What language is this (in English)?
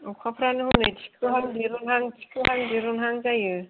Bodo